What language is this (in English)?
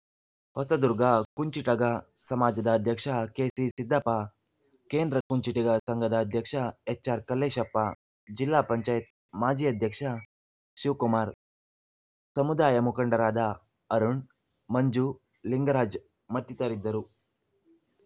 Kannada